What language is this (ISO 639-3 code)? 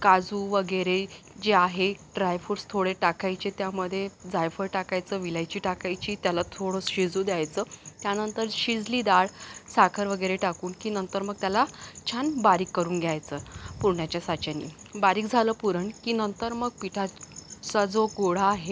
mar